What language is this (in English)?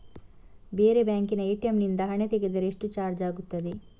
Kannada